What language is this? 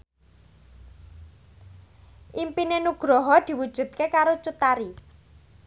Javanese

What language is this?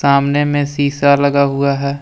Hindi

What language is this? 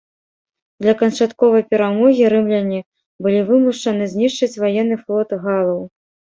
Belarusian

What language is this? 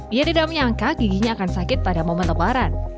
Indonesian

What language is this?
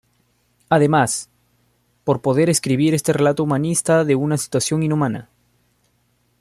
Spanish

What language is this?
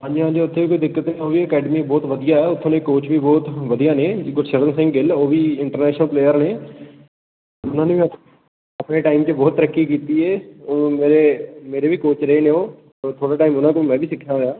Punjabi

